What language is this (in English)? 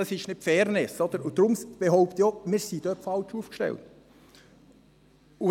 Swiss German